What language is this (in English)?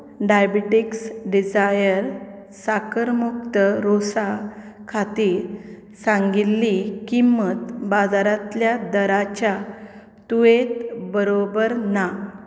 Konkani